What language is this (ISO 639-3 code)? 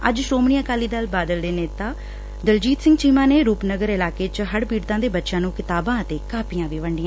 pan